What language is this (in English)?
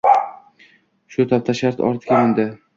Uzbek